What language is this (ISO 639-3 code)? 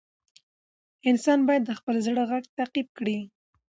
pus